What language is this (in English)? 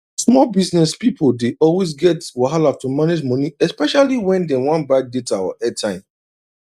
Nigerian Pidgin